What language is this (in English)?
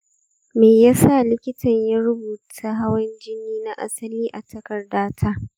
Hausa